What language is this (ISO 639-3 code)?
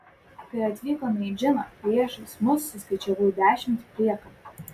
lit